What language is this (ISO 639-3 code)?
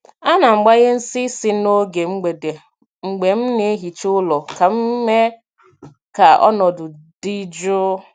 ibo